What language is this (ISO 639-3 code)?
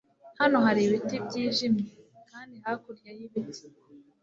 kin